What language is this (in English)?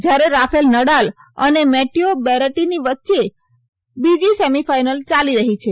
Gujarati